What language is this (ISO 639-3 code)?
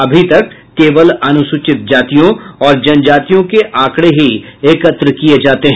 hin